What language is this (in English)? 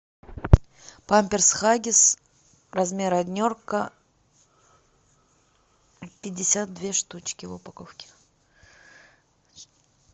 Russian